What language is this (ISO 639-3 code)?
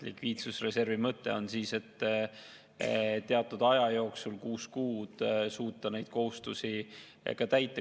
est